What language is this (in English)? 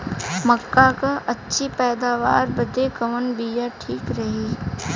Bhojpuri